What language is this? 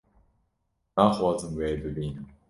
Kurdish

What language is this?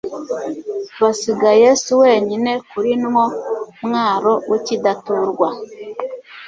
Kinyarwanda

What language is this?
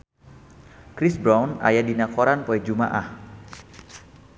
Sundanese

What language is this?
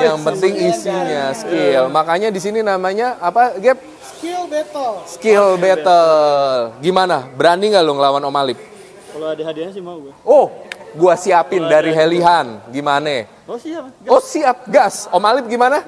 Indonesian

